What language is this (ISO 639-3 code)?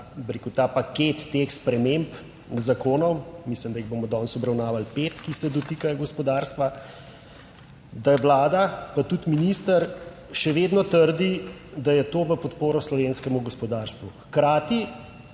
slv